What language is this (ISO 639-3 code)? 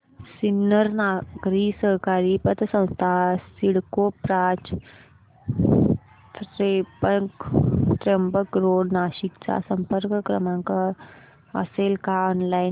mar